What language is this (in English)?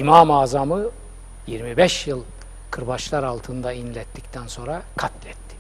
Turkish